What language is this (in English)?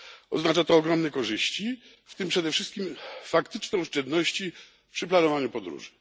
Polish